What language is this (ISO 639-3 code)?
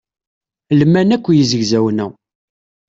kab